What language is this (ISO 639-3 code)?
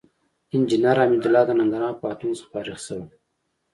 pus